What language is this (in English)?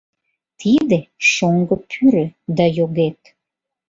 Mari